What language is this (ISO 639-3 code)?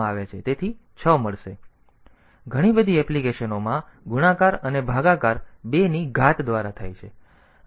guj